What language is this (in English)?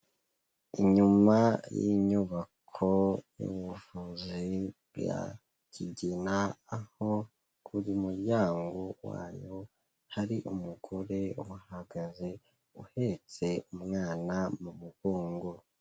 Kinyarwanda